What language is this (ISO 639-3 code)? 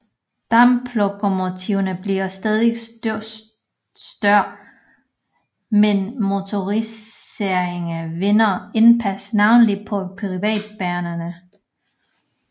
dan